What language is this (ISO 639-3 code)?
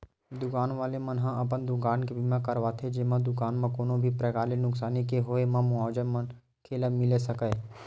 hne